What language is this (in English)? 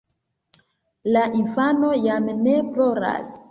Esperanto